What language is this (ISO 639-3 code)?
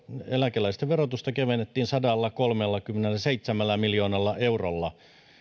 fin